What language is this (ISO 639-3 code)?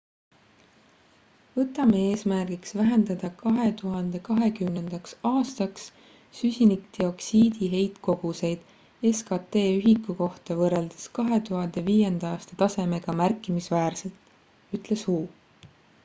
est